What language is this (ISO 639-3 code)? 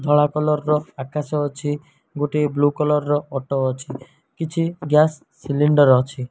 ori